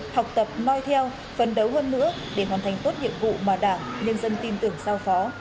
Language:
Vietnamese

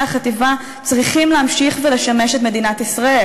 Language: Hebrew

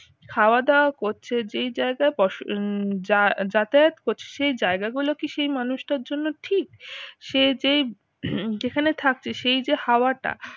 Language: Bangla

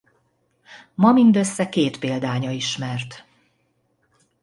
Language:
Hungarian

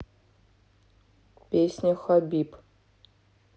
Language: Russian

